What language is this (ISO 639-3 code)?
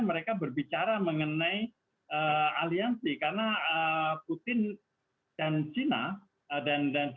ind